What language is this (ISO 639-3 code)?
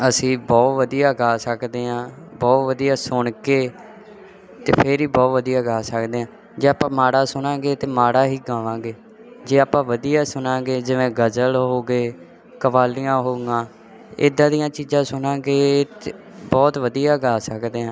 pan